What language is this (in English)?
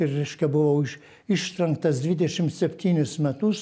Lithuanian